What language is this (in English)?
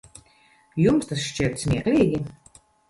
Latvian